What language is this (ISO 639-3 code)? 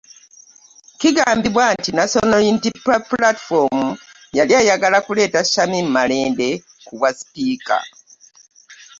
lug